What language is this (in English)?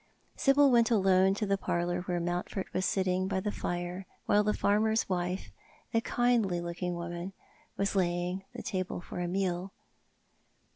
English